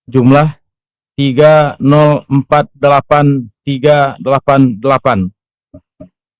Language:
Indonesian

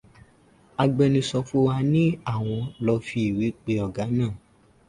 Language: Yoruba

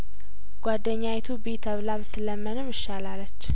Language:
Amharic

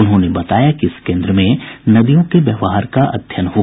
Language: Hindi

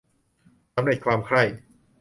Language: Thai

